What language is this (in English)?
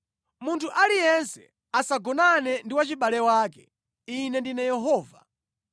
Nyanja